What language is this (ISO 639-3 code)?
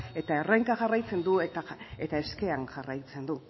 eus